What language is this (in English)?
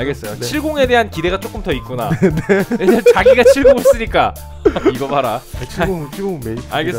Korean